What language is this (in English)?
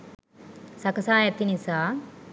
Sinhala